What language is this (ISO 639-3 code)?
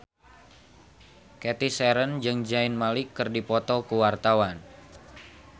sun